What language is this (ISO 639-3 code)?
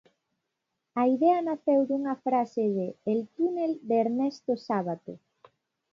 glg